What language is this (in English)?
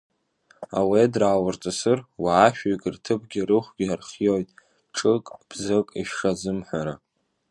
Abkhazian